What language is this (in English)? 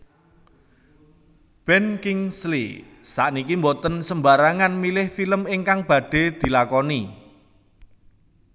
Javanese